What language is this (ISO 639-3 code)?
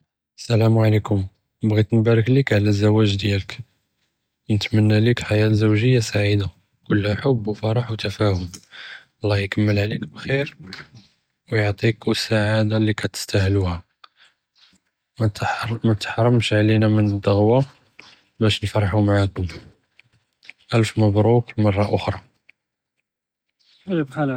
jrb